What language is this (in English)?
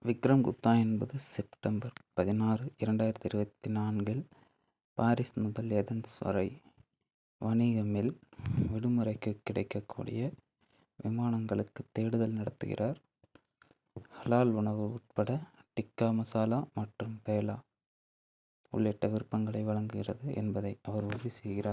Tamil